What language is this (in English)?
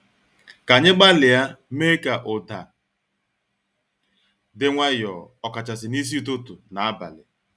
Igbo